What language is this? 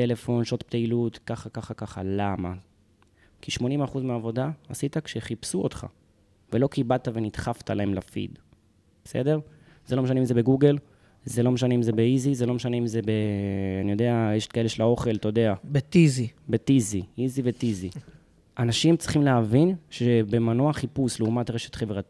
Hebrew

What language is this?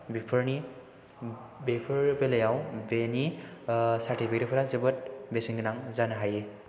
Bodo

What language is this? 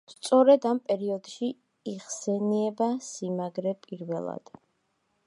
Georgian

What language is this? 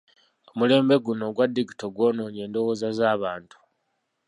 Ganda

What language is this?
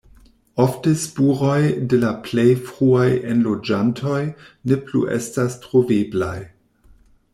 Esperanto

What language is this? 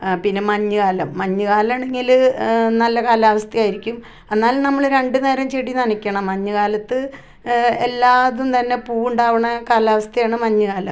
Malayalam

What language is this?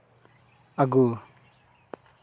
Santali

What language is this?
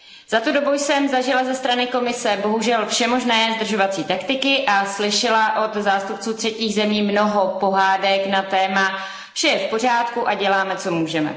Czech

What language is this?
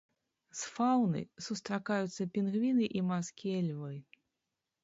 Belarusian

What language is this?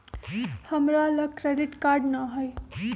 Magahi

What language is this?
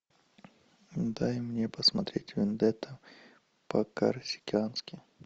Russian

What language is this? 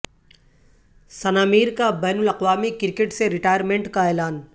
Urdu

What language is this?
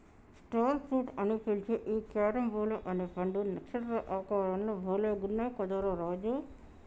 Telugu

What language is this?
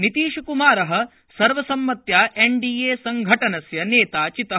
Sanskrit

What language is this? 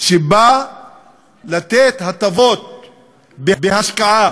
Hebrew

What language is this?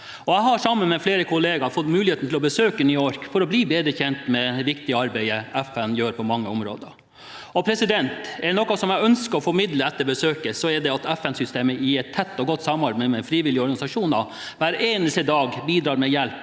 Norwegian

